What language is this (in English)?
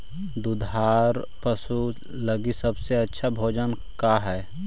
Magahi